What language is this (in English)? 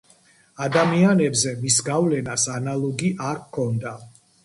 Georgian